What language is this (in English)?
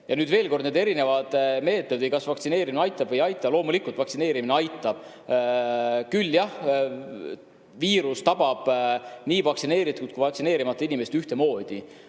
Estonian